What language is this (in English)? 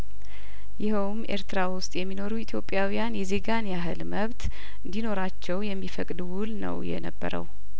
Amharic